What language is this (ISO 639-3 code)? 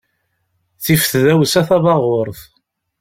kab